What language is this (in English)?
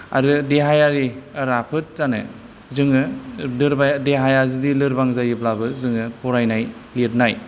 Bodo